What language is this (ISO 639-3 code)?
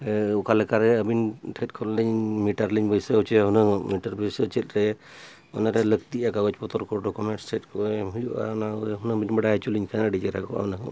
sat